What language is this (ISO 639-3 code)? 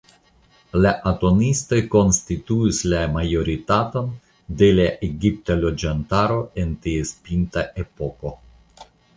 epo